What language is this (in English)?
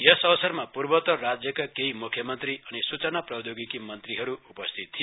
Nepali